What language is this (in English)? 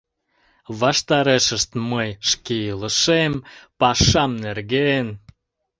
Mari